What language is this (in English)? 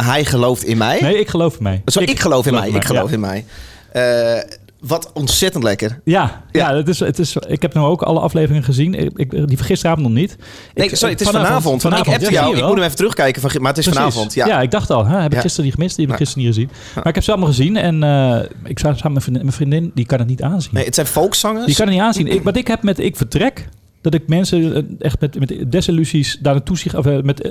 Dutch